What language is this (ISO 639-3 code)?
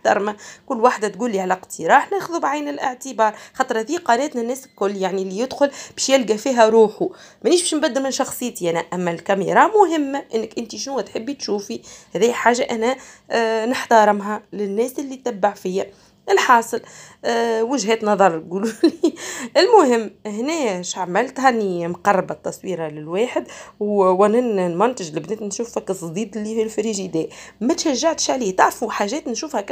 ara